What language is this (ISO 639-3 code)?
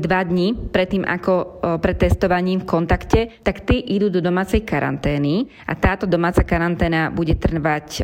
slk